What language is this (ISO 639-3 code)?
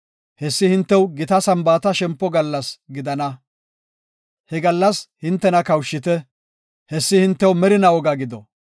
gof